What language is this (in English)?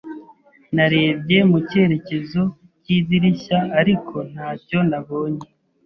Kinyarwanda